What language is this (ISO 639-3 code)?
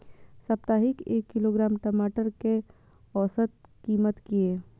mai